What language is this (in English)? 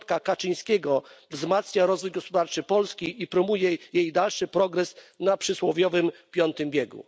Polish